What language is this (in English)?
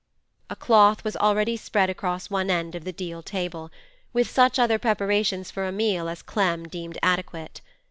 English